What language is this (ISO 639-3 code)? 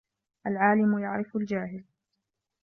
ara